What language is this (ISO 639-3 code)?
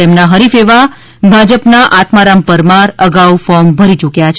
guj